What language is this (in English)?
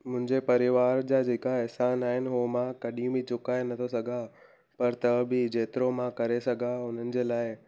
Sindhi